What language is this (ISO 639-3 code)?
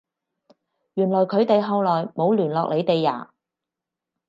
yue